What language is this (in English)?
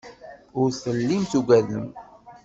Kabyle